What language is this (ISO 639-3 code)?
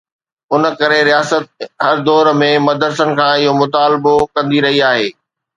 snd